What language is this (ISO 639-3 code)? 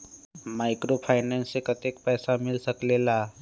mag